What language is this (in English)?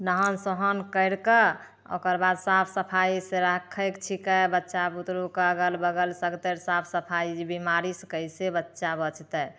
Maithili